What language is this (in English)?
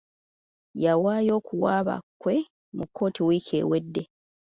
Ganda